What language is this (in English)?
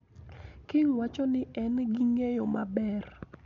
Luo (Kenya and Tanzania)